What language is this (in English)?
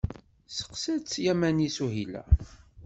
Kabyle